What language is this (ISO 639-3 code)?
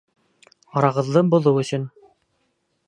bak